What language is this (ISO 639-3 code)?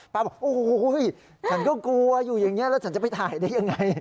tha